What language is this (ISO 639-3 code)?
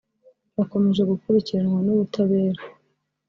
kin